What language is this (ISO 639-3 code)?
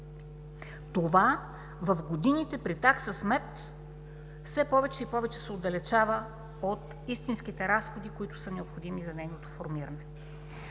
bul